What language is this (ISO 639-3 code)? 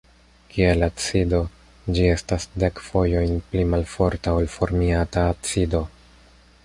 epo